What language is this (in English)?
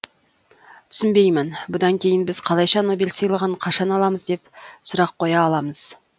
Kazakh